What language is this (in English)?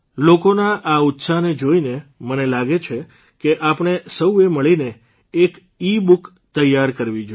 Gujarati